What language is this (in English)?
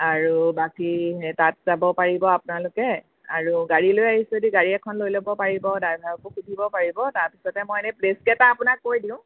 Assamese